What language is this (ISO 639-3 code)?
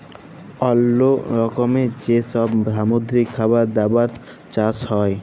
ben